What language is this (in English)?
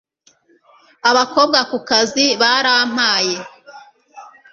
Kinyarwanda